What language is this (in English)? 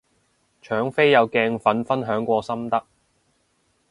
Cantonese